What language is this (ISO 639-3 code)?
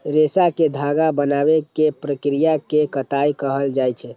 mai